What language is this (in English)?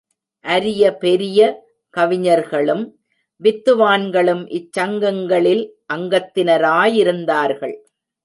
Tamil